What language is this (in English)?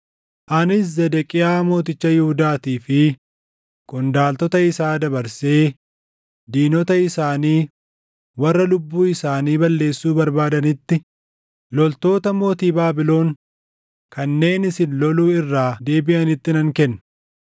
Oromo